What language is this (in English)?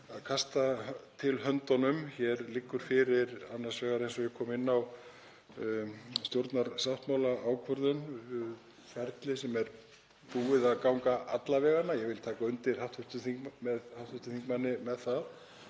Icelandic